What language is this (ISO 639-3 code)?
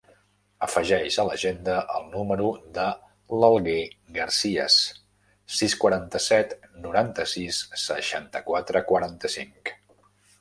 cat